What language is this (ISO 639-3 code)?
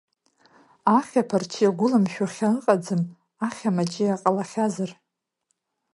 abk